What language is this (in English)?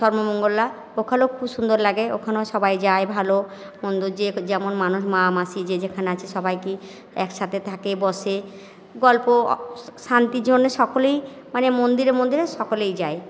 Bangla